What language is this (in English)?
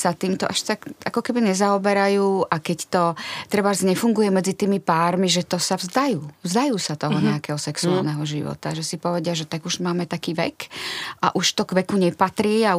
Czech